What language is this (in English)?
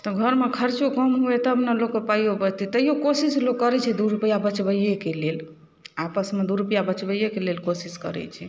Maithili